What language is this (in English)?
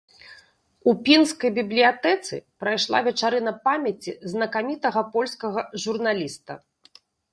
Belarusian